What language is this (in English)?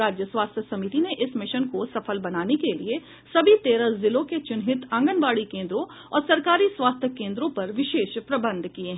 Hindi